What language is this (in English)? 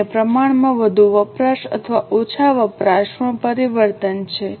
Gujarati